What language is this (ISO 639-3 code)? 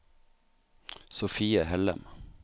nor